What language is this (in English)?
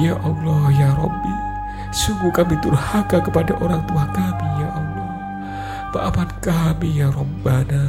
Indonesian